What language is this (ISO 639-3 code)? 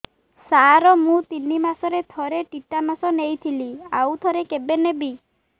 ori